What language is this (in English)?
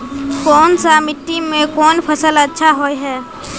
Magahi